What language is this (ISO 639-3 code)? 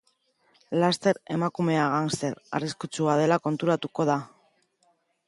eus